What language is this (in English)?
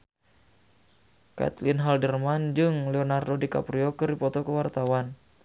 Sundanese